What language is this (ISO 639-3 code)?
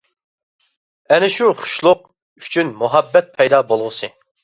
uig